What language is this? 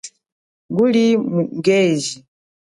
Chokwe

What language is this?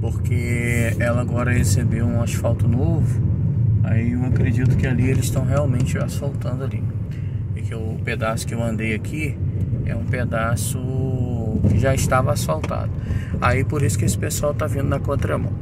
Portuguese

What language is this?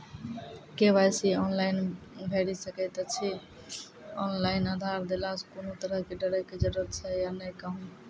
Maithili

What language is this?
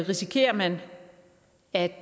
Danish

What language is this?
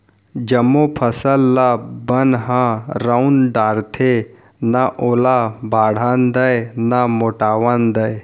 Chhattisgarhi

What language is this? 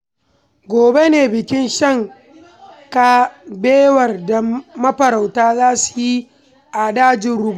Hausa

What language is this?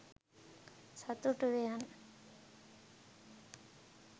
Sinhala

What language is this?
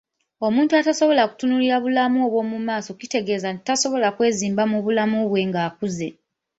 Ganda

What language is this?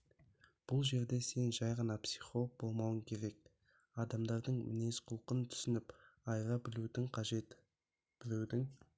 Kazakh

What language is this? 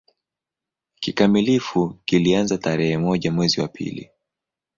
Swahili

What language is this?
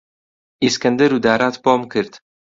Central Kurdish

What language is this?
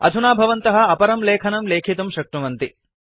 Sanskrit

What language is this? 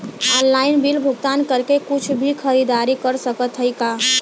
Bhojpuri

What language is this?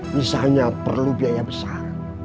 Indonesian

